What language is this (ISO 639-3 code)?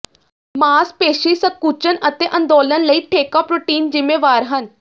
pan